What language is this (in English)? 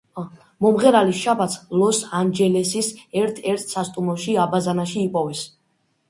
Georgian